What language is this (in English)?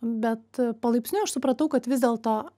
Lithuanian